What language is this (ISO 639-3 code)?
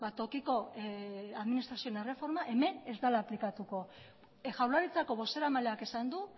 eus